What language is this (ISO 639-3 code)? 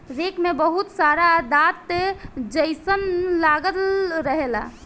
bho